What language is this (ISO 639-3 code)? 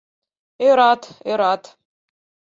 chm